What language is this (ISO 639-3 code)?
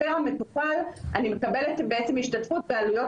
heb